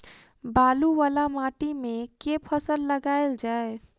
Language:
Maithili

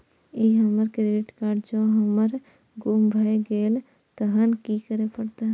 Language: Maithili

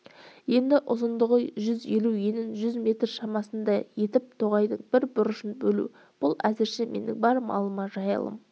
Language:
Kazakh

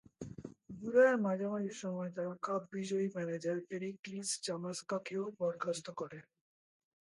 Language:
Bangla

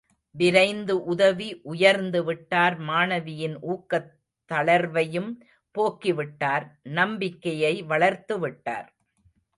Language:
Tamil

